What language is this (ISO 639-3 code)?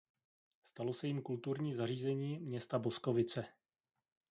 ces